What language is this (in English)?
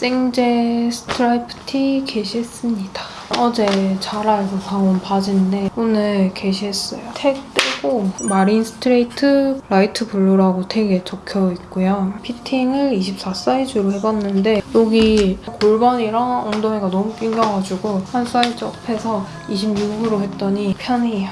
Korean